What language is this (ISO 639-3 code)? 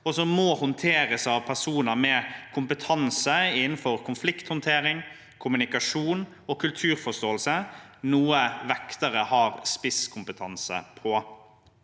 nor